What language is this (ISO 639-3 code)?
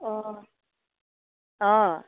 asm